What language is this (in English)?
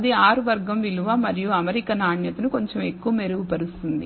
Telugu